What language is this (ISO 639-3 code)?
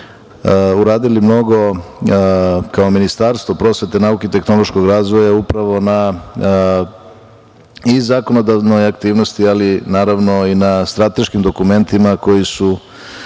srp